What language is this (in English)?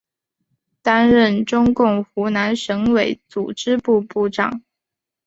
Chinese